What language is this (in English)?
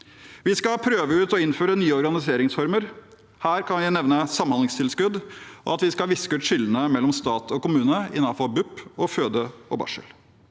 Norwegian